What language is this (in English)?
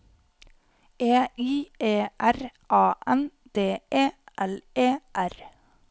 Norwegian